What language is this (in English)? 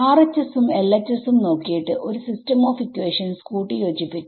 Malayalam